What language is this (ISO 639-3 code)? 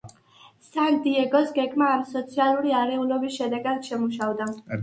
kat